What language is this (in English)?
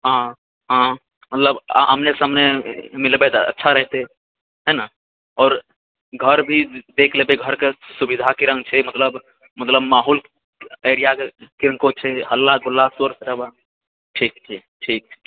Maithili